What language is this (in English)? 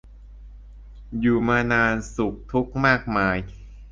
Thai